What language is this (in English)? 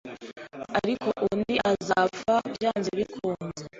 Kinyarwanda